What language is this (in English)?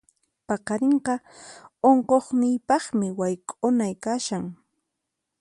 Puno Quechua